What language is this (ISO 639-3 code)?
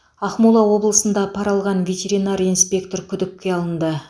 kaz